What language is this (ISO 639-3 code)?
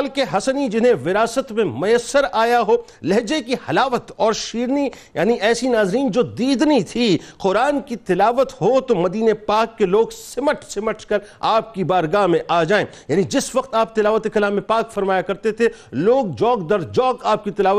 urd